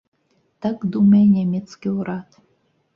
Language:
Belarusian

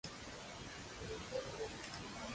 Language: Latvian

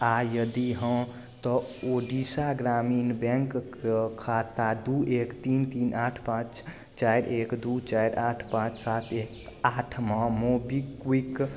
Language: Maithili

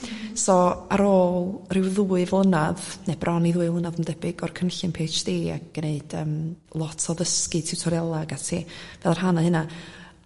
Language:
Welsh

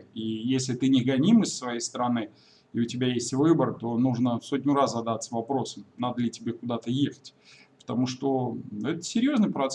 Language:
Russian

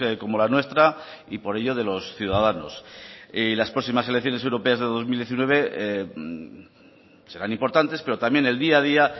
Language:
Spanish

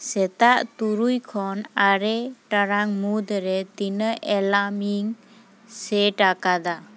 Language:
Santali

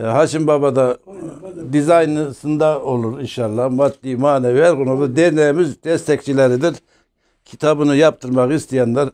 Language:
Turkish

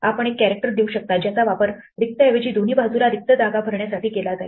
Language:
Marathi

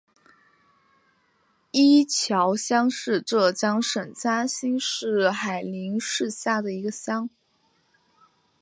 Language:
Chinese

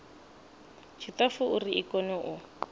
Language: Venda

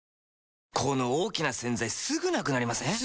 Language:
Japanese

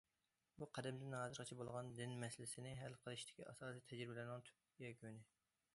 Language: Uyghur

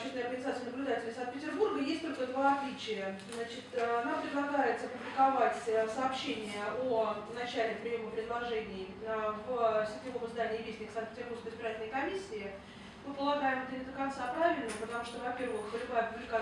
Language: Russian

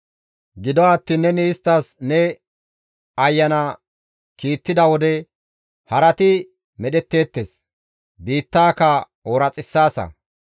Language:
Gamo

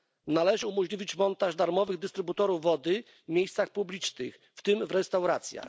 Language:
Polish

